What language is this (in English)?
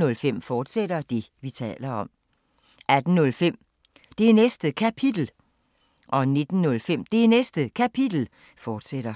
Danish